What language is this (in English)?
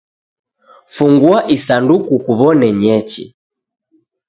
Taita